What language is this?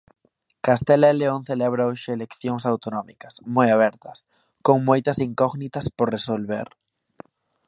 Galician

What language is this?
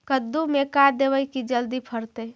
Magahi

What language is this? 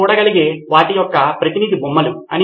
Telugu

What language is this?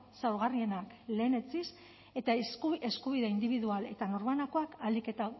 Basque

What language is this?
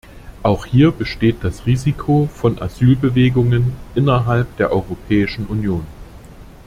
German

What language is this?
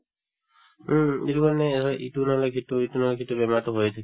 Assamese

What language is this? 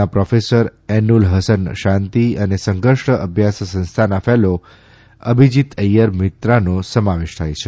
Gujarati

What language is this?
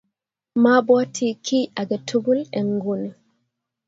Kalenjin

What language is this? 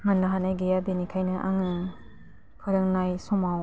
Bodo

